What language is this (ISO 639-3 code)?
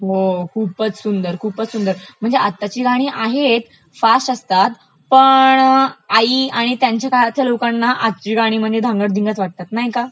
mar